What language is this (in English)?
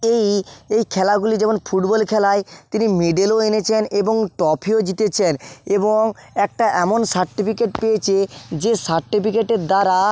Bangla